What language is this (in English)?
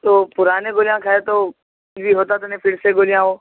Urdu